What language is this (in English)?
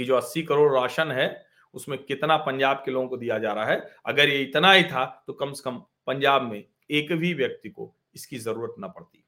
Hindi